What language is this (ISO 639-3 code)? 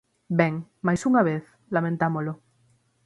glg